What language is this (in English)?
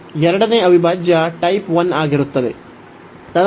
Kannada